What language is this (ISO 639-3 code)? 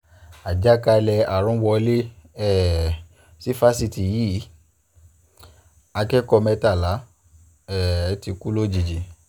yor